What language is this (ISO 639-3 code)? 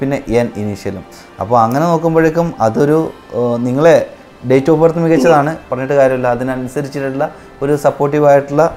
mal